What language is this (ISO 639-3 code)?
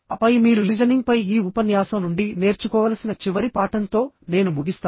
tel